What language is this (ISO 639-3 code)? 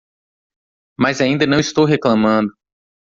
por